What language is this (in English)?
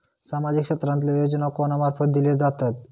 Marathi